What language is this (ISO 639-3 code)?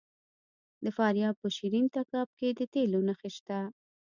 pus